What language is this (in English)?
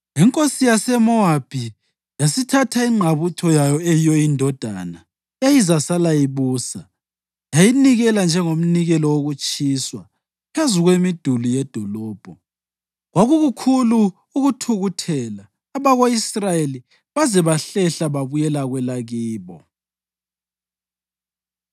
North Ndebele